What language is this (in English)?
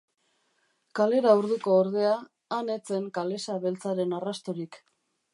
Basque